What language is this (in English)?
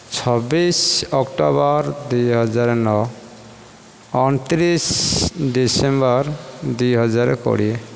Odia